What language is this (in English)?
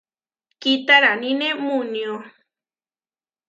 Huarijio